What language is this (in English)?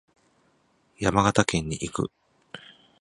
Japanese